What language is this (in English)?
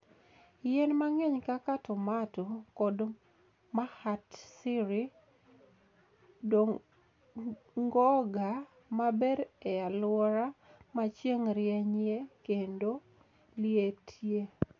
Luo (Kenya and Tanzania)